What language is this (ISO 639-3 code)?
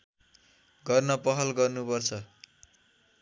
nep